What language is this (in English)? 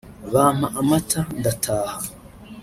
Kinyarwanda